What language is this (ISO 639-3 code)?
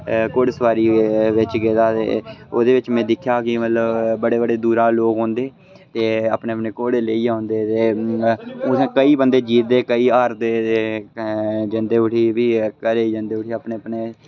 doi